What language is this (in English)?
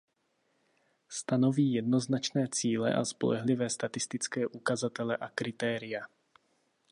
Czech